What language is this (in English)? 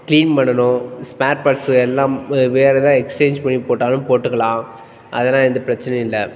Tamil